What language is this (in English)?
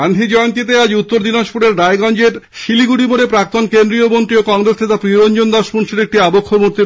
Bangla